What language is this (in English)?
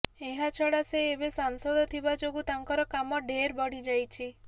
Odia